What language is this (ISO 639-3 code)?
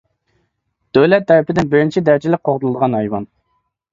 uig